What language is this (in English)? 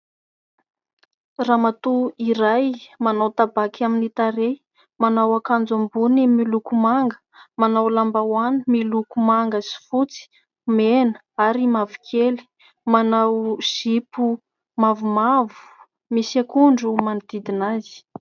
Malagasy